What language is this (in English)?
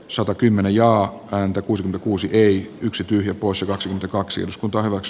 Finnish